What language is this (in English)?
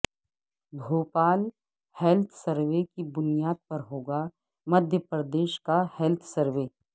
Urdu